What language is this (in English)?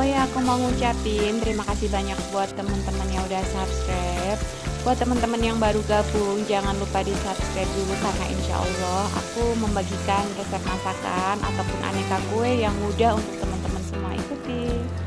Indonesian